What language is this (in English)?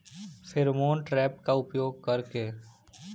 Bhojpuri